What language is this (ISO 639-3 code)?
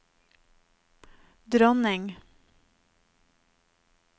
nor